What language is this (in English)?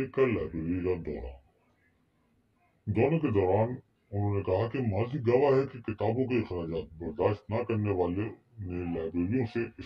Turkish